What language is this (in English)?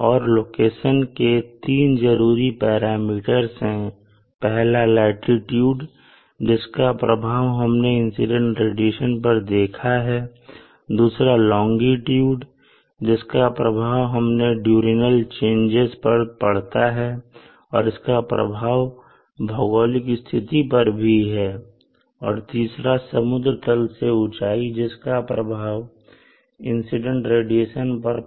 Hindi